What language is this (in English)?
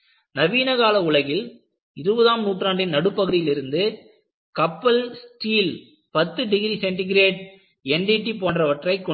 Tamil